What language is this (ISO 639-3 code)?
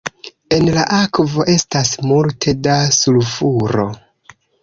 epo